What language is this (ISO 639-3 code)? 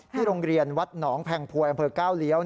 tha